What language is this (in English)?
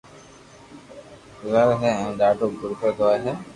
Loarki